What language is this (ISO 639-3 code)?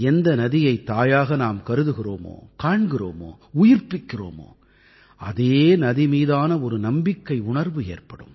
tam